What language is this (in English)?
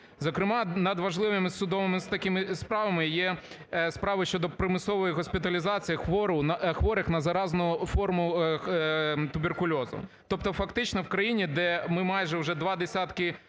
Ukrainian